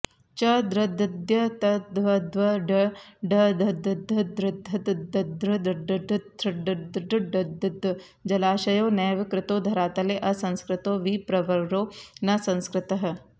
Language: Sanskrit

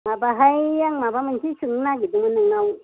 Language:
Bodo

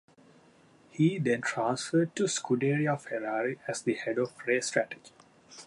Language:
English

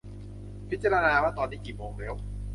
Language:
Thai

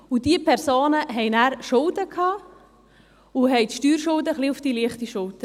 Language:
Swiss German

